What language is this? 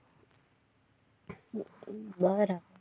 Gujarati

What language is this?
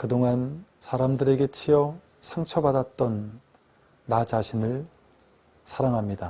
Korean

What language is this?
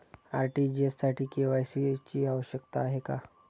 Marathi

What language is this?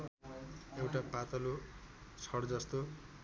Nepali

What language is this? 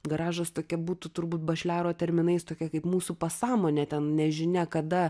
Lithuanian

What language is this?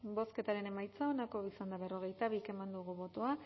Basque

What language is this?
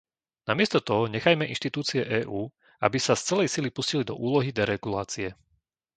Slovak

